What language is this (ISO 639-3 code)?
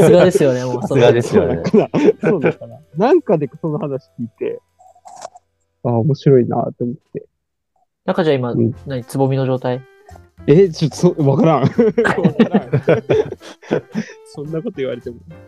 jpn